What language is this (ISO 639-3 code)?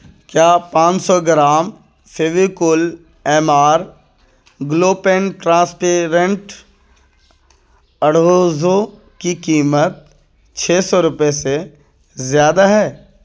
urd